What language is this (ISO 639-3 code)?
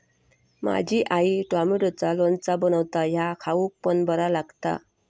mar